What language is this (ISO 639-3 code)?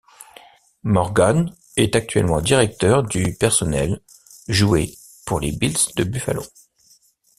fra